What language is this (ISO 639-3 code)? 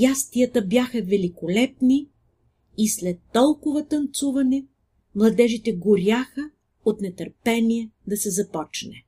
bul